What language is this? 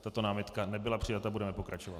Czech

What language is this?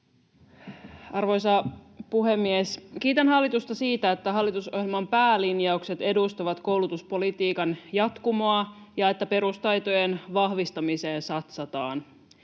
Finnish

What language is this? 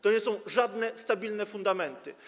Polish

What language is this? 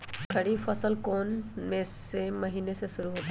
Magahi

